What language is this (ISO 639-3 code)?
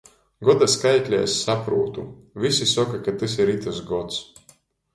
ltg